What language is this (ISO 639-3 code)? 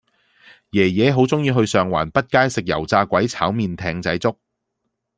yue